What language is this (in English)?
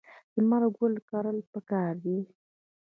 Pashto